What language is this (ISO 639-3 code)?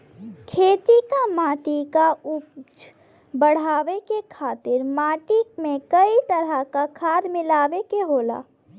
bho